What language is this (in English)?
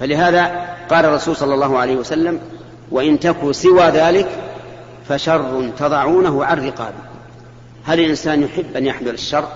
Arabic